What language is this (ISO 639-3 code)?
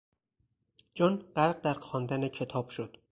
fas